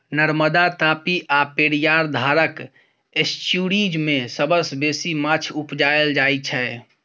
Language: Maithili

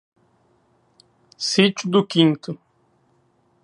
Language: Portuguese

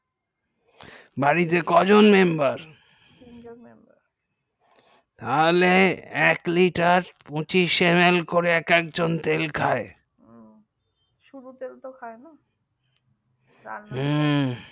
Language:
Bangla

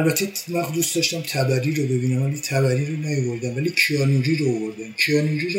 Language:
Persian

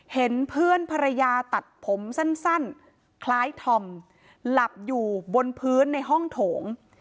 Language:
Thai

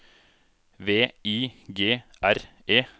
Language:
Norwegian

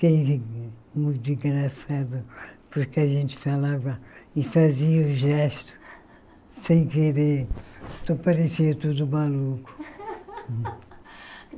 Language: Portuguese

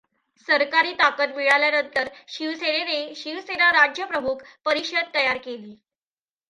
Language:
Marathi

